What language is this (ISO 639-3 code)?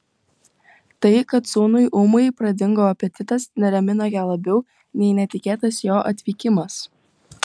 lit